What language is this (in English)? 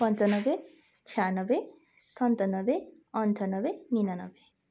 Nepali